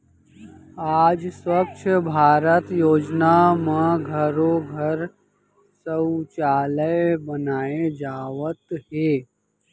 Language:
Chhattisgarhi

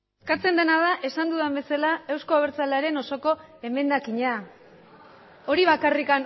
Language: Basque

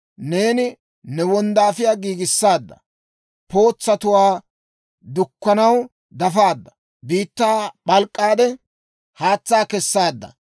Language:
Dawro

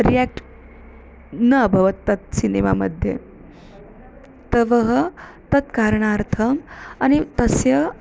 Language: Sanskrit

